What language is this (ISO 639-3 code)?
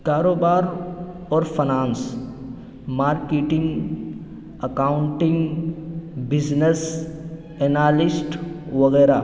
urd